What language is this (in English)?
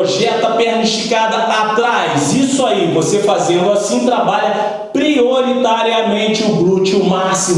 Portuguese